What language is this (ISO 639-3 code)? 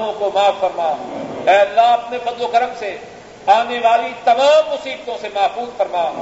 urd